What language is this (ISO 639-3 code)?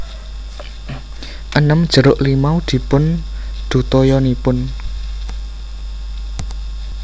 jav